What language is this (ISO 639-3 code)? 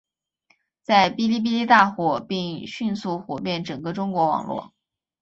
zho